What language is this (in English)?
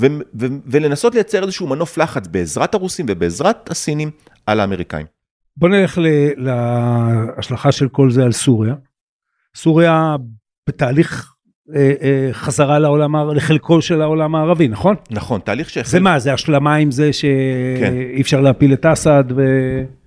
Hebrew